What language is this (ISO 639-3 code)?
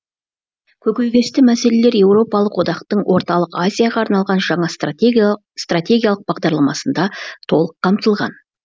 kaz